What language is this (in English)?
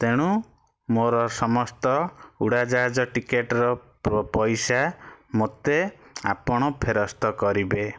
Odia